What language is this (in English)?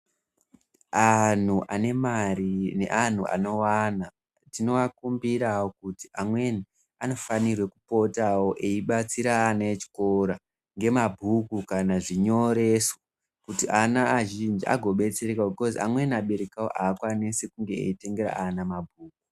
Ndau